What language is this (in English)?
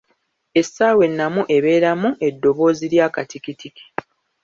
Ganda